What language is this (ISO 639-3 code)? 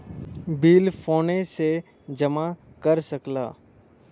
bho